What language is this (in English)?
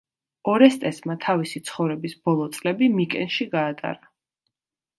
Georgian